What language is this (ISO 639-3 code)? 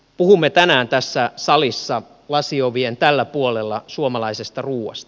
fin